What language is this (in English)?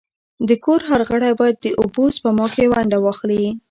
Pashto